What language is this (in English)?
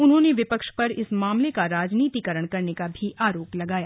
Hindi